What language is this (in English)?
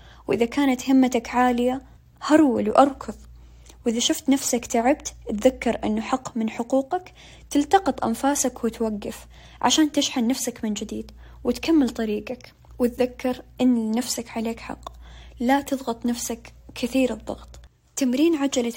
Arabic